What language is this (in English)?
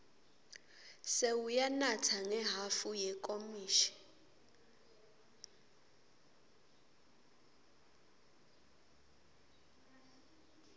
Swati